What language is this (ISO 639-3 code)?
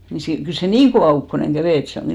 fin